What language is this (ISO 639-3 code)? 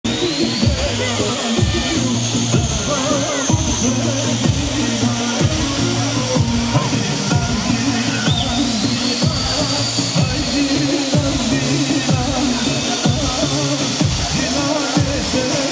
ara